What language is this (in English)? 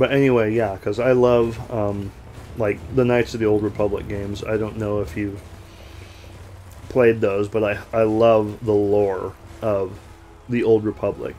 English